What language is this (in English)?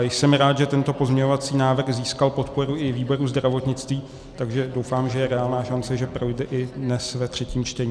Czech